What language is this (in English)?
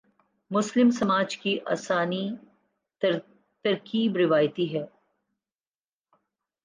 Urdu